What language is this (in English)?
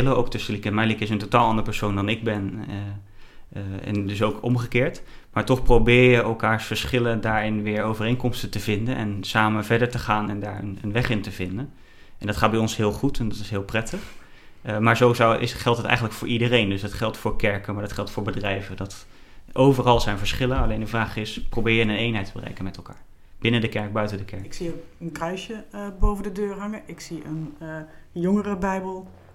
Dutch